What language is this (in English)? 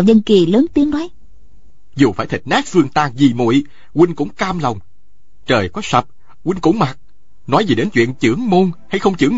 Vietnamese